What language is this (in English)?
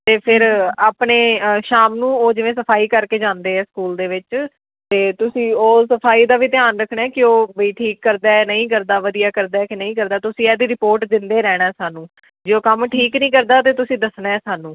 Punjabi